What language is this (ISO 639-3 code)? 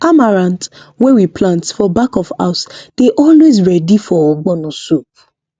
pcm